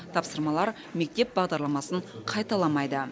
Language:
Kazakh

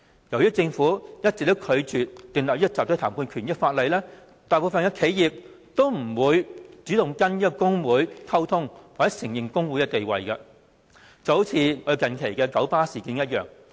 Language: Cantonese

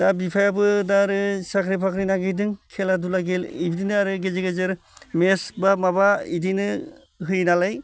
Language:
Bodo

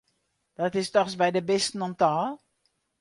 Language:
Western Frisian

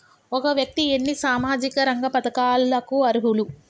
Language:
Telugu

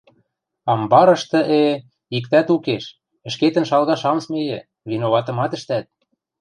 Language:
Western Mari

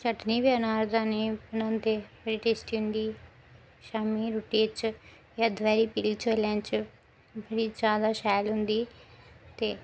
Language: Dogri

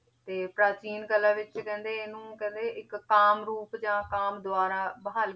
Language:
Punjabi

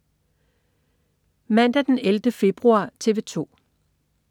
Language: Danish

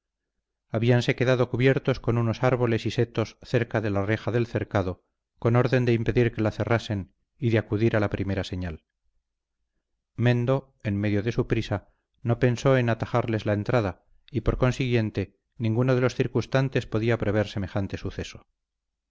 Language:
Spanish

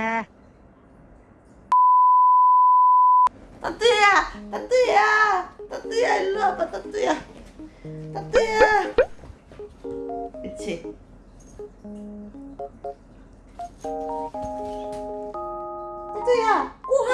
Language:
Korean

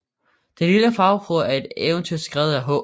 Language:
Danish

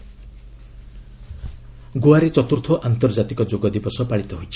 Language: Odia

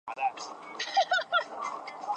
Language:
Chinese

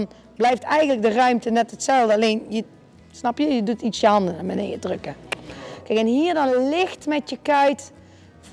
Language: Dutch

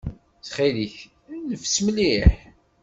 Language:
Kabyle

